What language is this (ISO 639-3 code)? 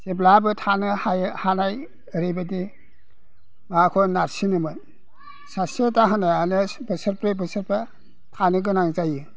brx